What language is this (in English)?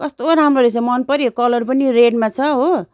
Nepali